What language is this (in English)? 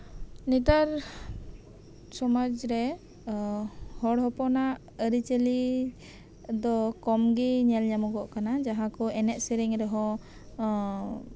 Santali